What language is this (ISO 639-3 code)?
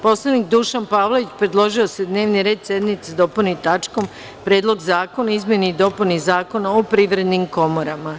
srp